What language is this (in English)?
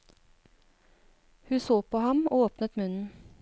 Norwegian